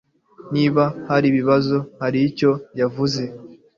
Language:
Kinyarwanda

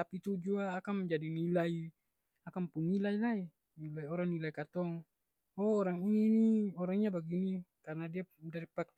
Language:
Ambonese Malay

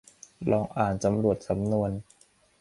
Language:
Thai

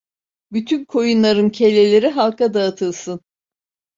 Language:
Turkish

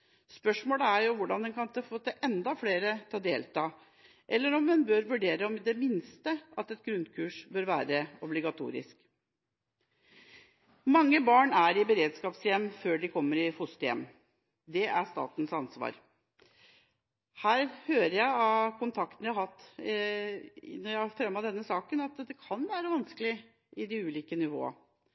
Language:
Norwegian Bokmål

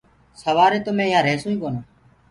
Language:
Gurgula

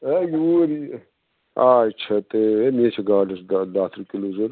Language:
Kashmiri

